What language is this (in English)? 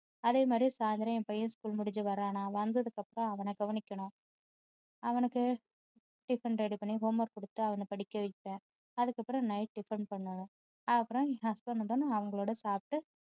Tamil